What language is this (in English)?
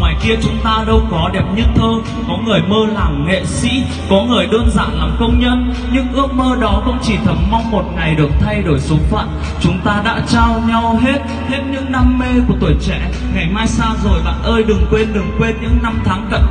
Vietnamese